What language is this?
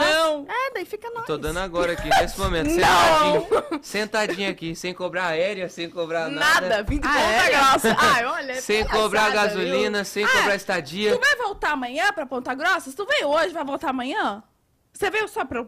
Portuguese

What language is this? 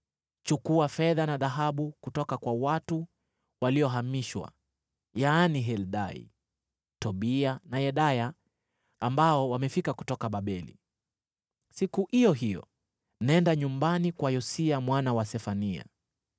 Swahili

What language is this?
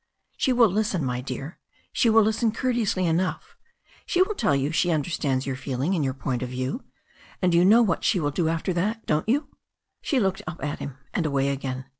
English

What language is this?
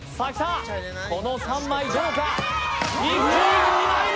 Japanese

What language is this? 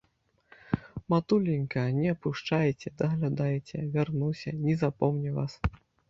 Belarusian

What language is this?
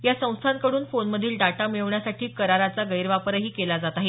Marathi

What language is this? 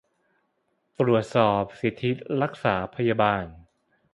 Thai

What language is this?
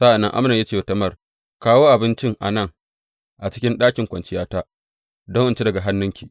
Hausa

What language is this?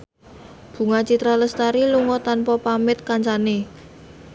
Javanese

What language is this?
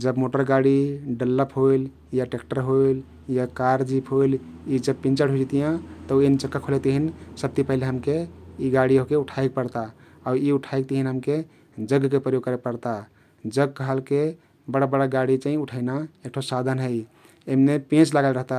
Kathoriya Tharu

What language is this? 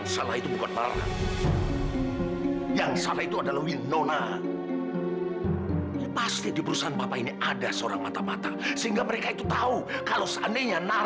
Indonesian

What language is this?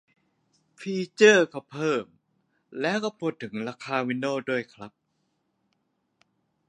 Thai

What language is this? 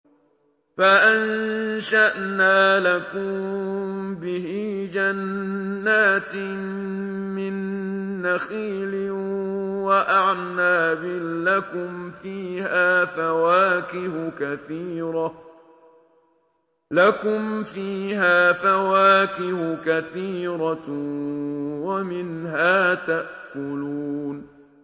Arabic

